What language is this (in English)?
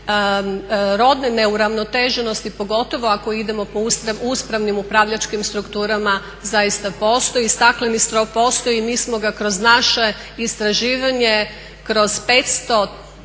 Croatian